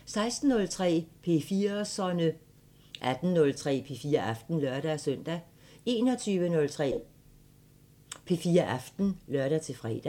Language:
Danish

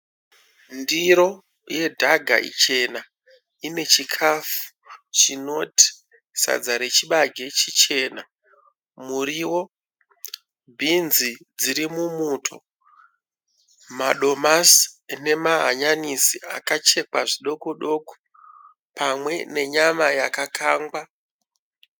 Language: Shona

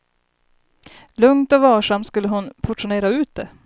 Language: Swedish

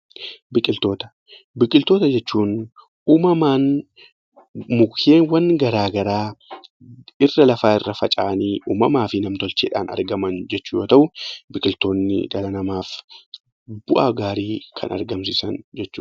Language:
Oromo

